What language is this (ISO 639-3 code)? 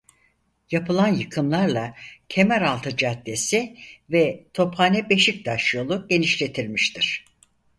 tur